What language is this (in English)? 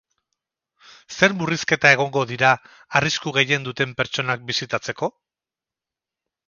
Basque